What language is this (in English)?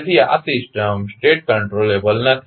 Gujarati